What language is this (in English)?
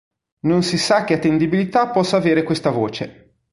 Italian